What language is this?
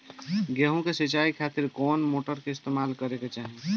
Bhojpuri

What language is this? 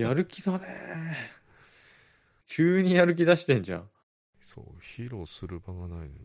Japanese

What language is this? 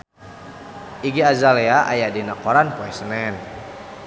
Sundanese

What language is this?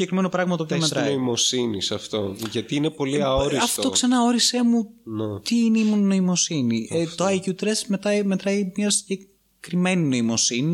Greek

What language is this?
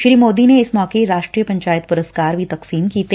Punjabi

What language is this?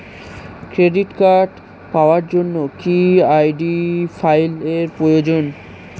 Bangla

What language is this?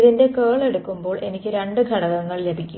Malayalam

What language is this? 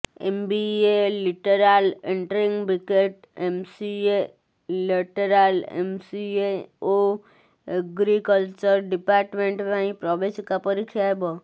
Odia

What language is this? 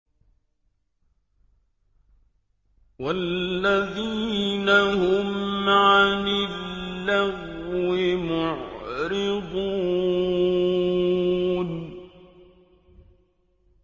Arabic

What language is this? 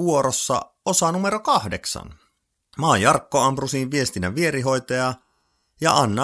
Finnish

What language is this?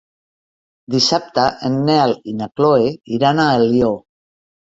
Catalan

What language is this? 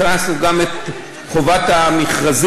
Hebrew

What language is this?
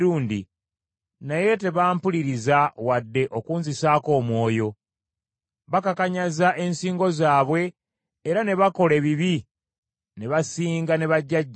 Ganda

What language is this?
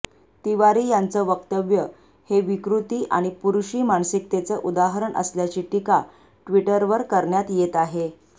Marathi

